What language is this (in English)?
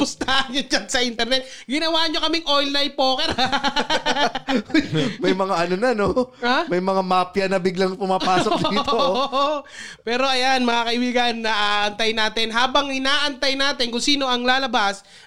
Filipino